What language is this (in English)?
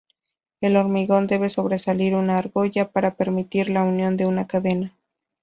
Spanish